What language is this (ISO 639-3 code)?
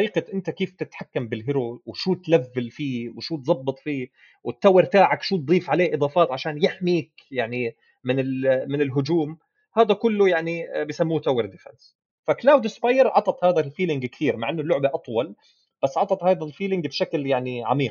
ara